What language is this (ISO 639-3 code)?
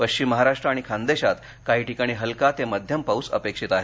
mar